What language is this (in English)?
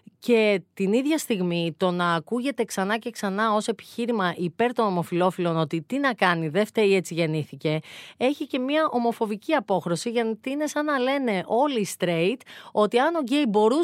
Greek